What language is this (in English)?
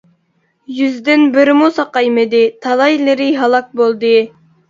Uyghur